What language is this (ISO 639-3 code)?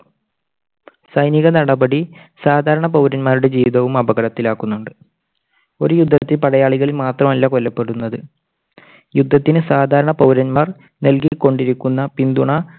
mal